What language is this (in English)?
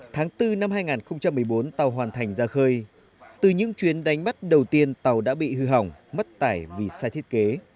Vietnamese